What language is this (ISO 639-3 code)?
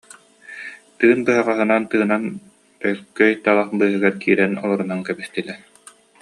sah